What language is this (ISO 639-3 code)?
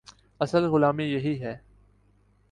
urd